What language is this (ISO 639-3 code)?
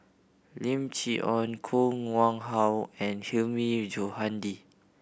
eng